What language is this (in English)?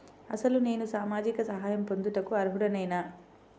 Telugu